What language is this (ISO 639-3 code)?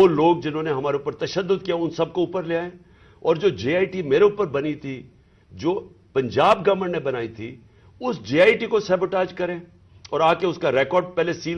urd